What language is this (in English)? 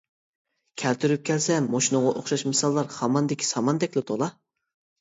Uyghur